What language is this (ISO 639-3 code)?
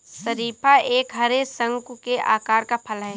hin